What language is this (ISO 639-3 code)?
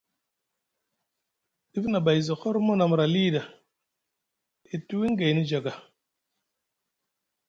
mug